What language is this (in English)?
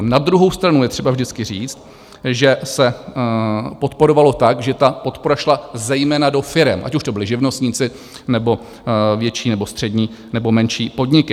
Czech